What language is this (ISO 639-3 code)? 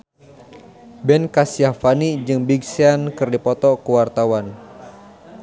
sun